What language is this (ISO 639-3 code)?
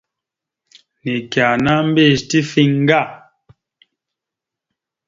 mxu